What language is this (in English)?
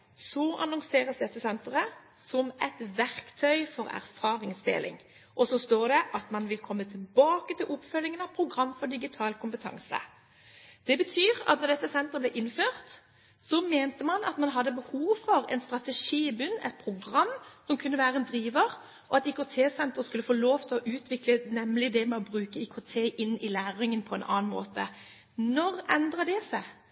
Norwegian Bokmål